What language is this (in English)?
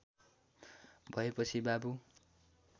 Nepali